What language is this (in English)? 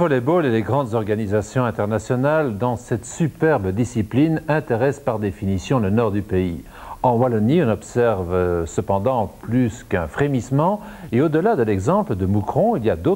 French